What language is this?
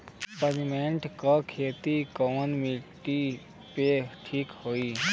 Bhojpuri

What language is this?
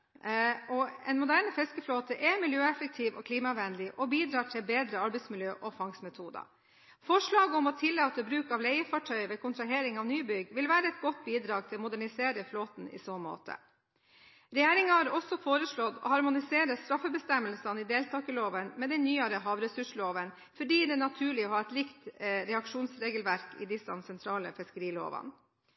Norwegian Bokmål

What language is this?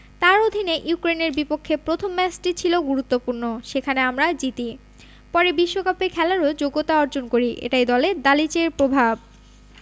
Bangla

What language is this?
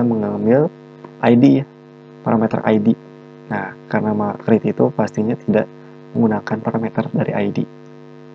Indonesian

